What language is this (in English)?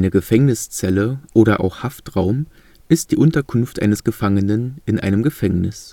German